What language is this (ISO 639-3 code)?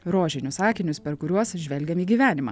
lit